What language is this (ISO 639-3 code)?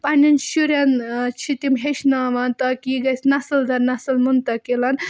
kas